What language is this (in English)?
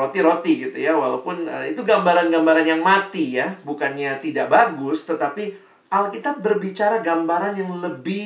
Indonesian